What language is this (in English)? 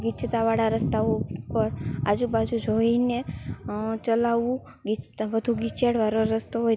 Gujarati